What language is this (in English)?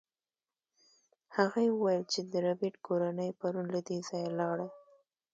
Pashto